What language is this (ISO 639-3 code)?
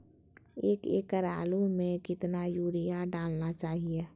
mag